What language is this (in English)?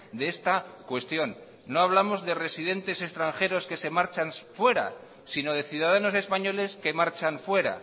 Spanish